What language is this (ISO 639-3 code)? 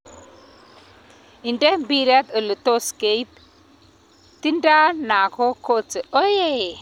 kln